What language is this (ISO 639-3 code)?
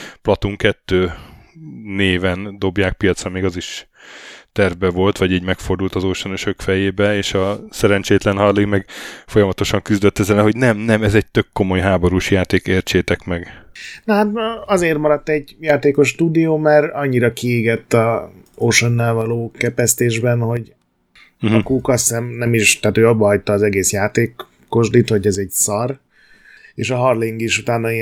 hun